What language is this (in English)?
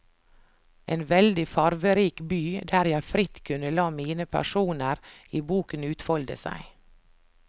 Norwegian